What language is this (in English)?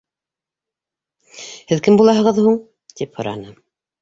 Bashkir